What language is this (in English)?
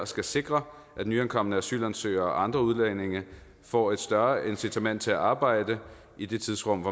Danish